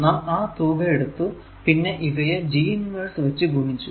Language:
Malayalam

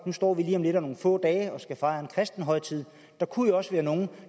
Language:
Danish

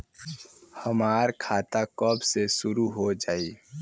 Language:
Bhojpuri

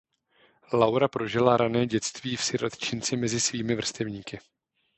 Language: Czech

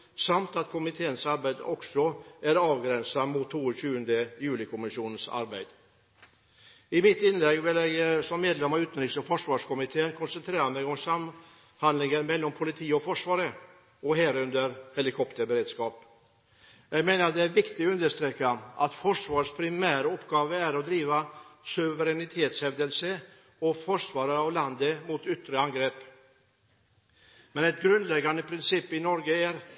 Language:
Norwegian Bokmål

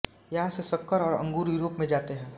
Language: Hindi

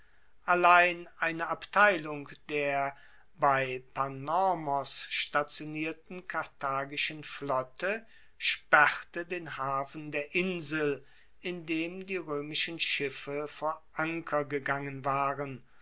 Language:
German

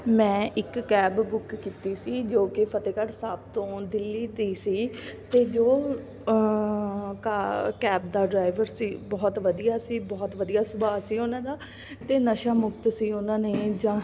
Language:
Punjabi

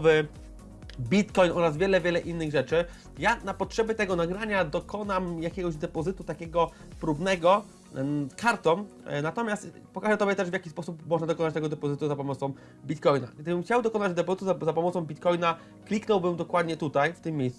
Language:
Polish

